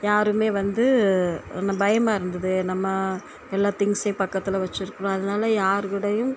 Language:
Tamil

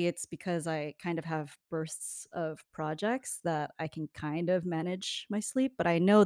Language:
English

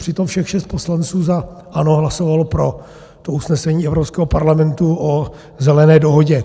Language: Czech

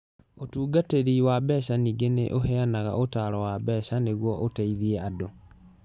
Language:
Kikuyu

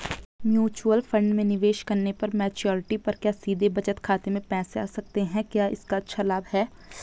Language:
Hindi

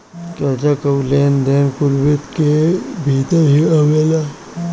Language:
Bhojpuri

